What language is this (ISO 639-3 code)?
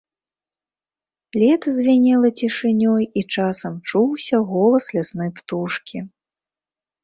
bel